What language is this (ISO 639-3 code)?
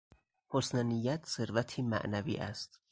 fas